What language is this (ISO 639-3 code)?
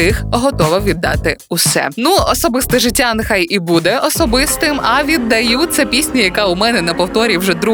ukr